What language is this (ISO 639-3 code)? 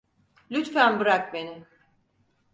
tur